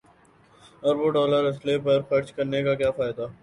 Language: Urdu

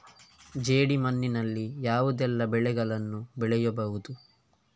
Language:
Kannada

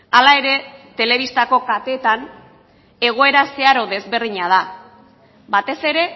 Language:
Basque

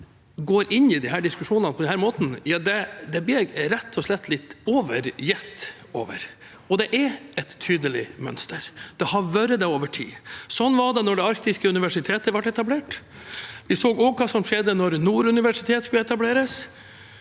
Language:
Norwegian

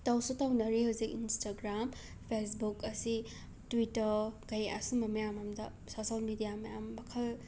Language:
Manipuri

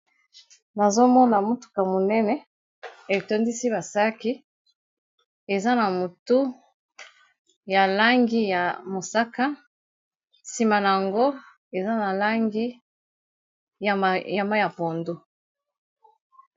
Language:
Lingala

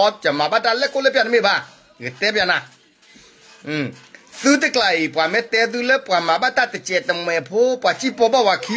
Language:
Thai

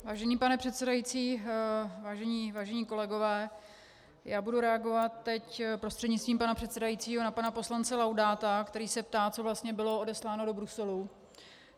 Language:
Czech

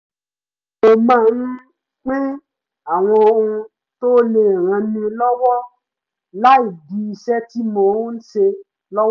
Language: Yoruba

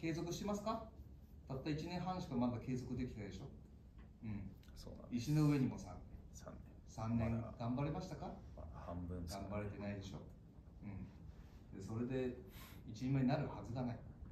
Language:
Japanese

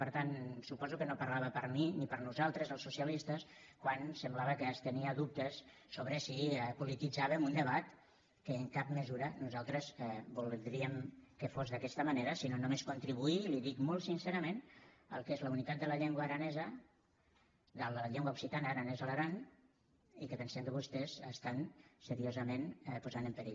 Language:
Catalan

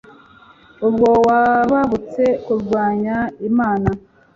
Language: Kinyarwanda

